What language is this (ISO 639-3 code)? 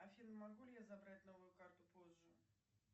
rus